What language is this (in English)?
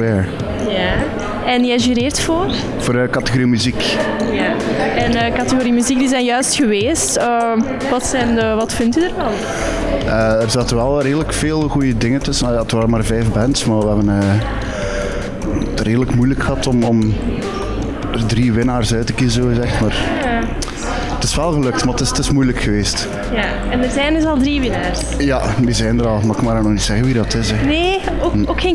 Dutch